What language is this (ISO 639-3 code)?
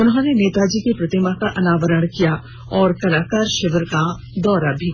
hin